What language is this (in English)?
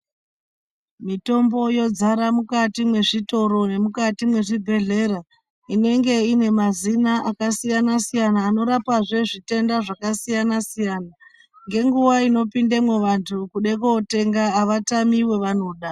Ndau